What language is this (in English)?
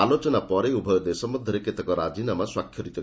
Odia